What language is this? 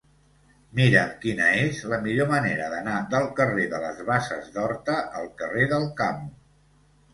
Catalan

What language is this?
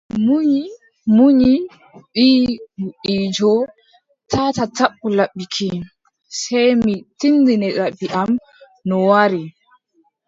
Adamawa Fulfulde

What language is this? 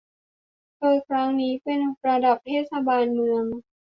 Thai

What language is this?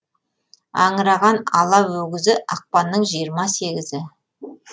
Kazakh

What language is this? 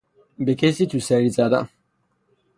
Persian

